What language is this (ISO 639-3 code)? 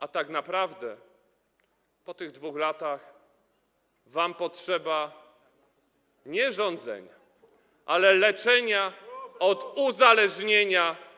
pol